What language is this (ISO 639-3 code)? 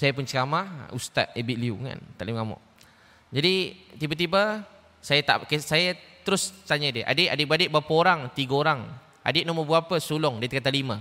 msa